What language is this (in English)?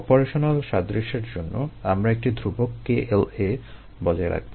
Bangla